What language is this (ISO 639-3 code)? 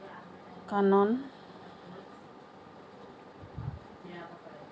asm